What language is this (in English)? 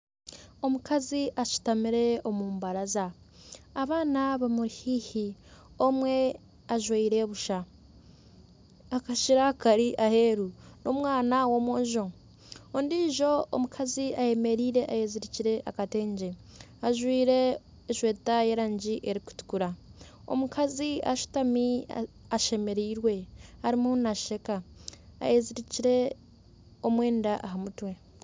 Nyankole